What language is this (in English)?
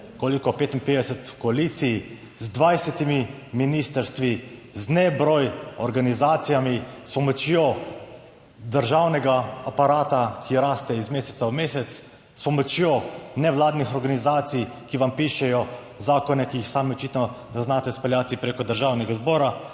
Slovenian